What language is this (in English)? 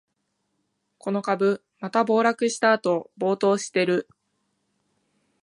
Japanese